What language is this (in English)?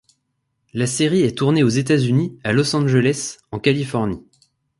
French